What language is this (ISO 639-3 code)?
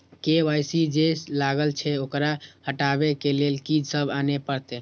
mai